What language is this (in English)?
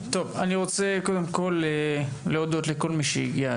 Hebrew